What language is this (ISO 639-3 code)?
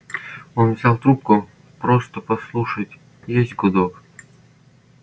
rus